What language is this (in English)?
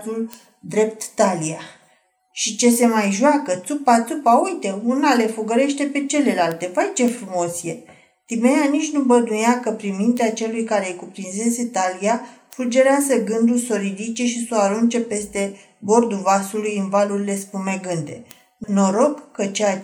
Romanian